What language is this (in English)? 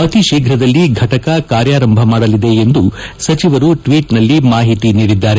Kannada